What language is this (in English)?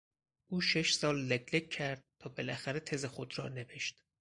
Persian